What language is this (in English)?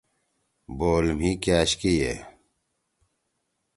Torwali